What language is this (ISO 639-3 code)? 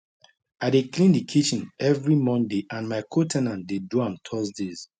pcm